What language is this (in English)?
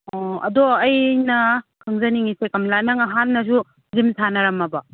Manipuri